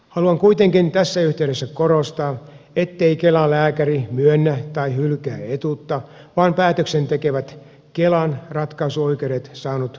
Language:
Finnish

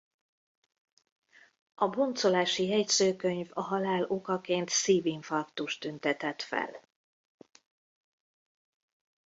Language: Hungarian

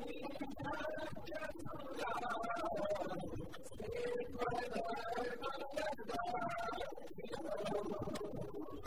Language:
Gujarati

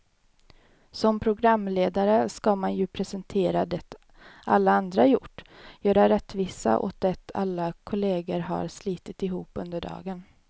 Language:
Swedish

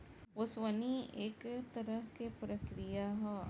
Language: Bhojpuri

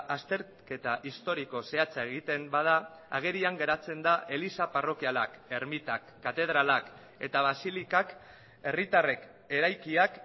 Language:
Basque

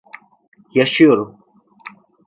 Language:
Turkish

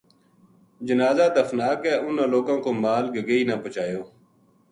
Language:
Gujari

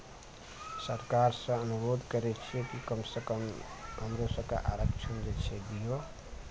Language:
Maithili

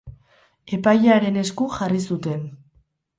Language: Basque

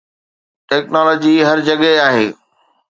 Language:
Sindhi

